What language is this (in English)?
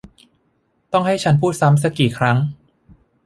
Thai